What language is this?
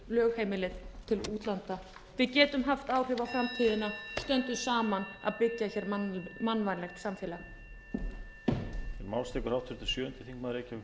Icelandic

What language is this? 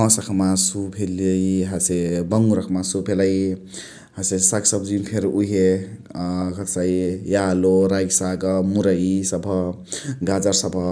Chitwania Tharu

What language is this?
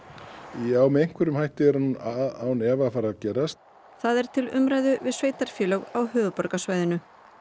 Icelandic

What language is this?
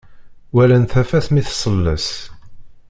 Kabyle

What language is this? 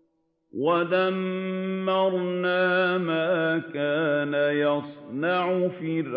Arabic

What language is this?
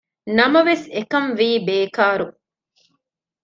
Divehi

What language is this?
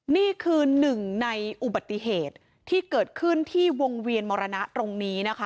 Thai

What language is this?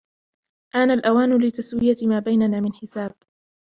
Arabic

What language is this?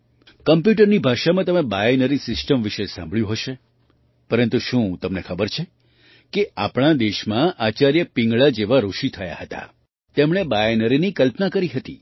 Gujarati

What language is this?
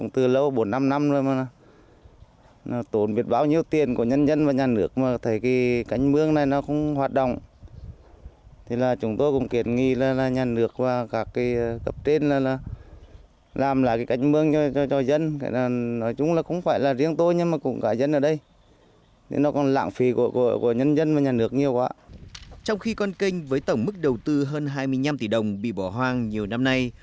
Vietnamese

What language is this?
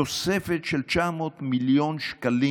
Hebrew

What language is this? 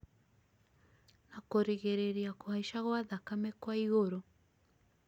Kikuyu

